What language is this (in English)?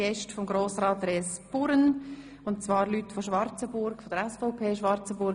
Swiss German